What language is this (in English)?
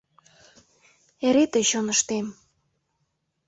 Mari